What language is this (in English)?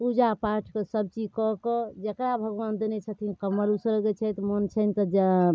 Maithili